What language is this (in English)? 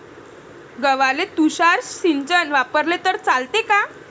Marathi